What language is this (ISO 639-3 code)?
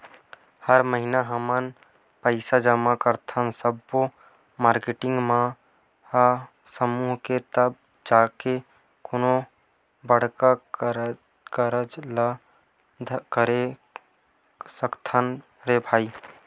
hne